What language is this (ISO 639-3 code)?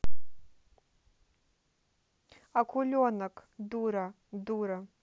rus